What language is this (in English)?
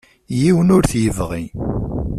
Kabyle